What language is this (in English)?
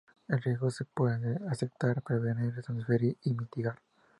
Spanish